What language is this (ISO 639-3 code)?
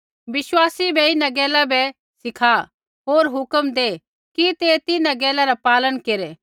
kfx